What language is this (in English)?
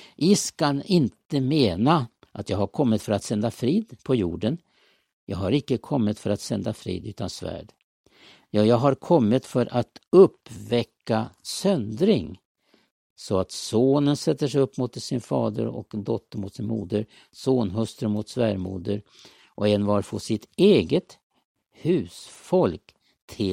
Swedish